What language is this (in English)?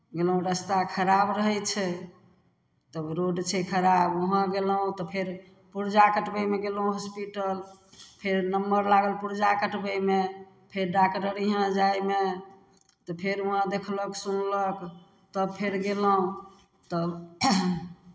Maithili